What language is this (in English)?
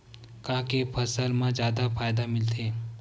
Chhattisgarhi